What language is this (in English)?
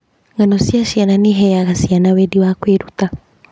Kikuyu